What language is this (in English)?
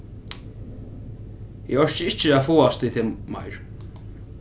Faroese